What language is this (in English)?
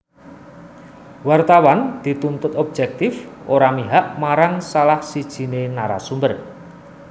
Javanese